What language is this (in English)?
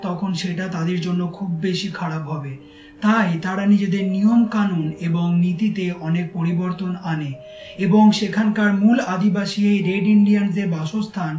Bangla